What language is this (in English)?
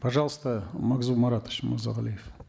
Kazakh